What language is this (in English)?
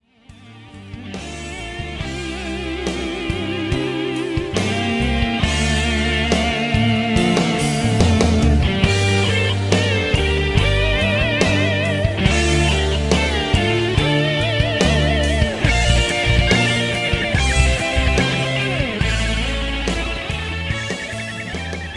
Indonesian